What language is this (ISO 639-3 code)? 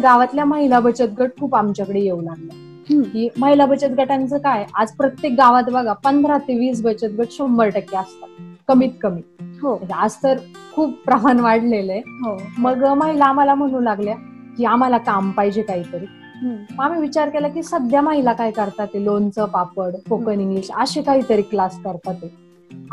mar